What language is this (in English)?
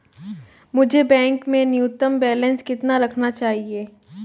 Hindi